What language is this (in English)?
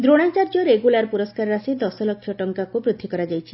Odia